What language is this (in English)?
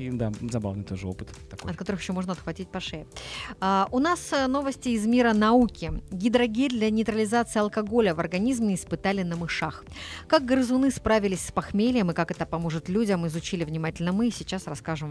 Russian